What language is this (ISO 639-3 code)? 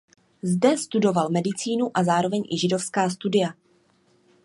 ces